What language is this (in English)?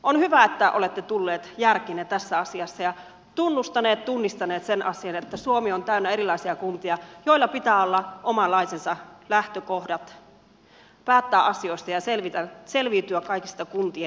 Finnish